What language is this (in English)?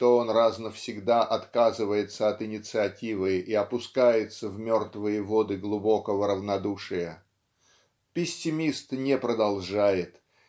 Russian